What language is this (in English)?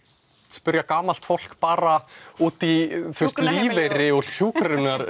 Icelandic